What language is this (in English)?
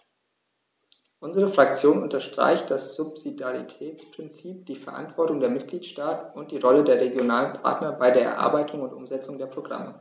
German